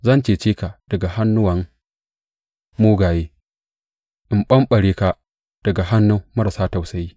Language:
Hausa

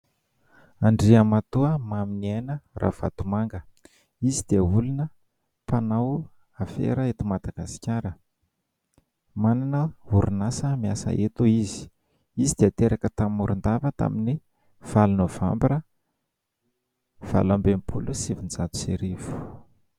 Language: Malagasy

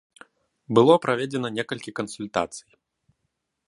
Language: Belarusian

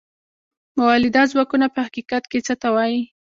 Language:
Pashto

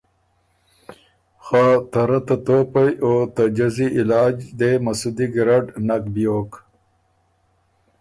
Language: Ormuri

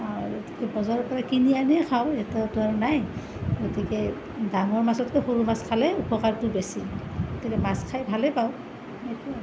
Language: Assamese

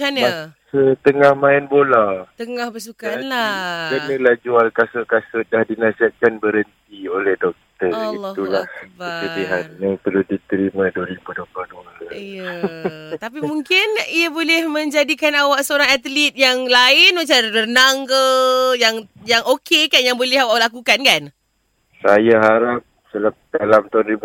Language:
Malay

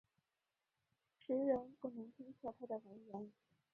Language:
Chinese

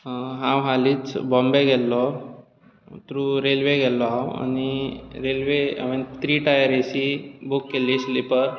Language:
Konkani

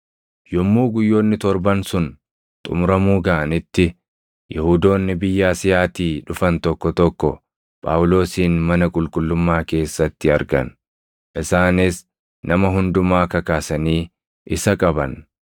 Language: Oromo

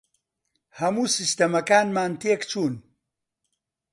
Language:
Central Kurdish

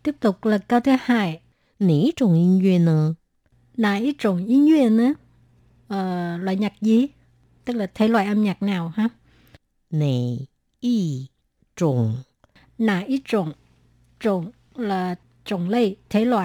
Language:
Vietnamese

